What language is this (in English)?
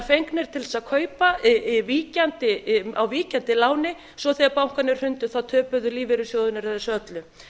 Icelandic